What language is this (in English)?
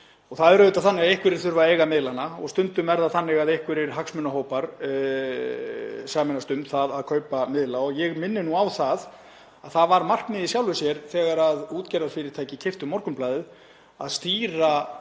Icelandic